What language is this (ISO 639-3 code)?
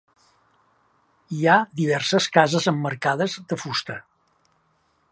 cat